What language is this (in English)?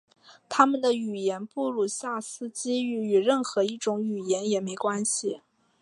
Chinese